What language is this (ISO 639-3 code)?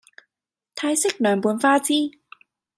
yue